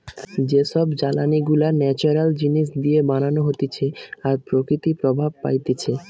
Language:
Bangla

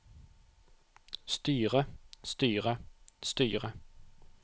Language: Norwegian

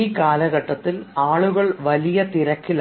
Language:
Malayalam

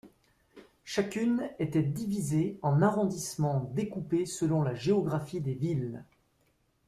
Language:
French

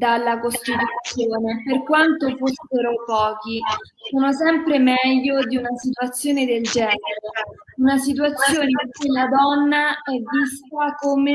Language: Italian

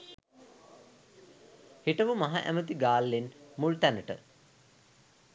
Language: Sinhala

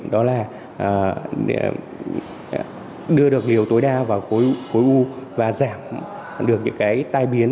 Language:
Vietnamese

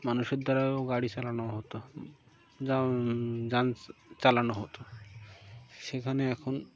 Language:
Bangla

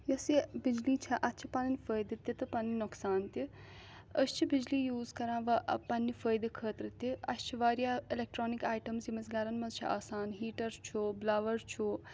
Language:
Kashmiri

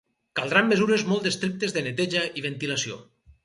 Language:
Catalan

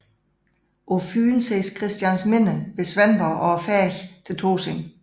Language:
Danish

